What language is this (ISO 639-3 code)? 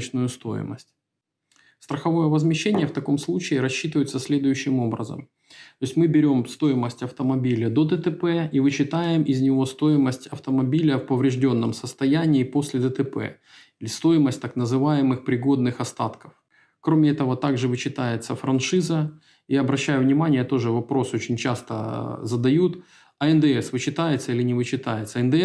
rus